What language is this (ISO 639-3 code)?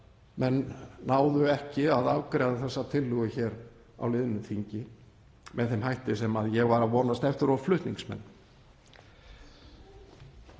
isl